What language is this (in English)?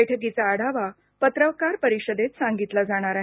Marathi